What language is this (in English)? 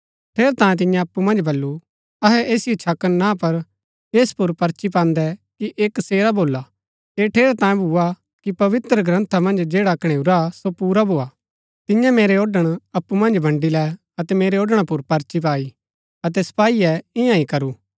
Gaddi